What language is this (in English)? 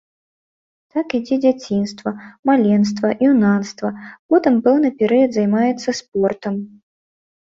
Belarusian